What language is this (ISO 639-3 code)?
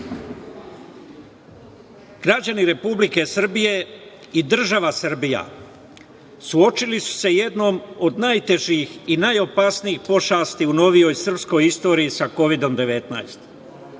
srp